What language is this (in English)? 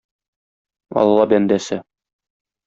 Tatar